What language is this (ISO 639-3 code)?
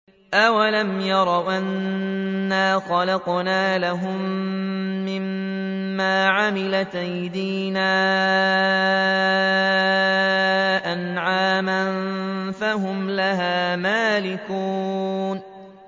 ara